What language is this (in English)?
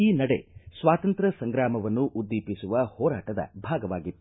Kannada